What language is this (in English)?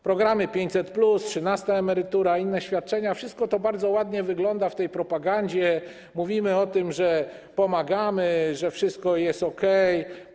Polish